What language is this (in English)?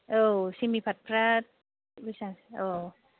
Bodo